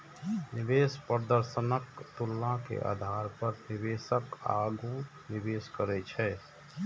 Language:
Maithili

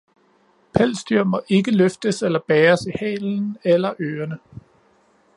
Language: Danish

